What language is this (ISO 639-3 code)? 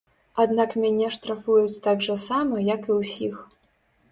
bel